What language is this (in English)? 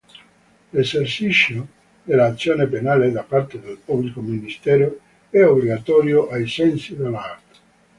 Italian